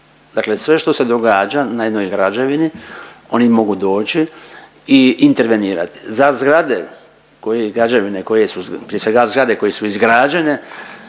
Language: Croatian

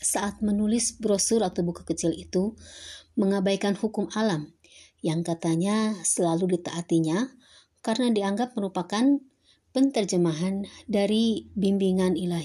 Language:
Indonesian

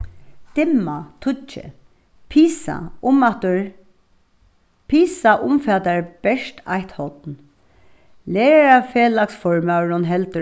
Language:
Faroese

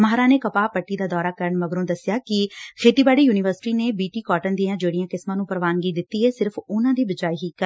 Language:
Punjabi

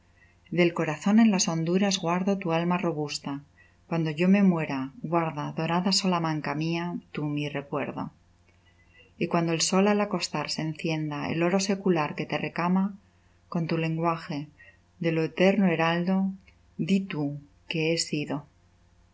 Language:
Spanish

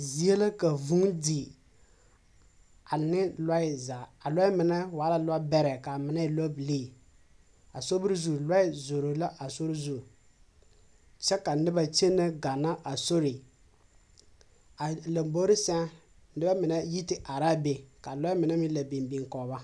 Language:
Southern Dagaare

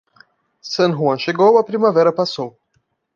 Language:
Portuguese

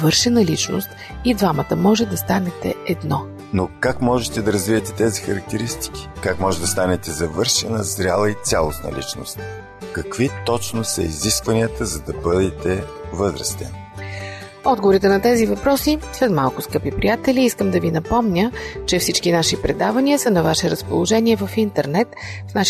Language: Bulgarian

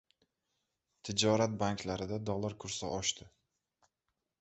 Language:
Uzbek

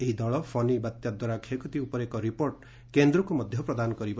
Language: Odia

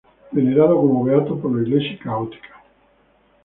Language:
Spanish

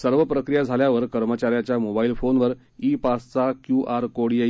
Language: Marathi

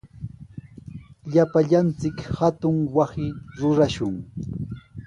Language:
Sihuas Ancash Quechua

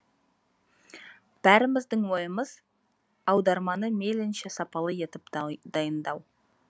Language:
Kazakh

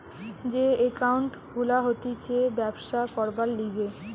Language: Bangla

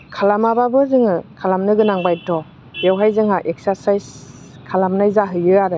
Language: Bodo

